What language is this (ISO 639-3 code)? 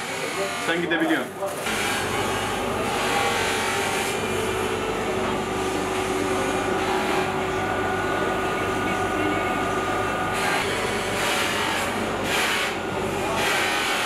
tur